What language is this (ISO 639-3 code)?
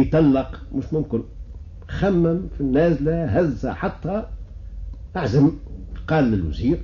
ara